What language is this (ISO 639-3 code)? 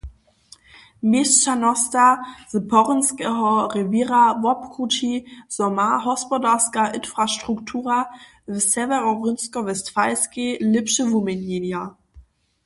hsb